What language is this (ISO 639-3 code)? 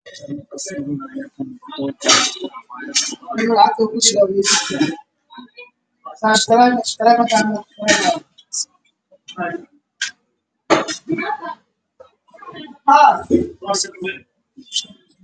som